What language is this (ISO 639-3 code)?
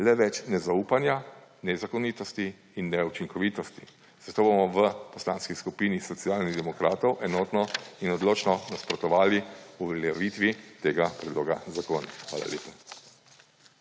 slv